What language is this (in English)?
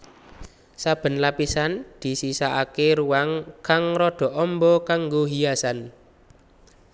Javanese